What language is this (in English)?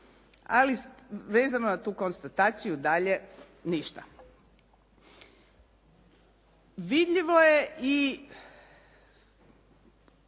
Croatian